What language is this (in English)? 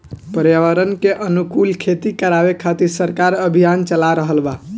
Bhojpuri